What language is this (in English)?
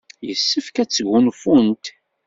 Kabyle